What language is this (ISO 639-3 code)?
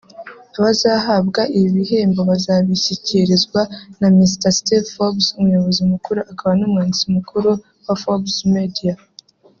kin